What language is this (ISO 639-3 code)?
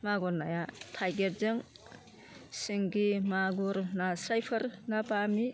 brx